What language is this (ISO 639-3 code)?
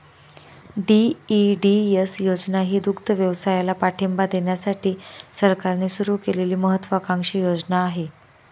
mar